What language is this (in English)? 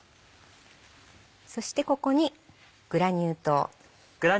Japanese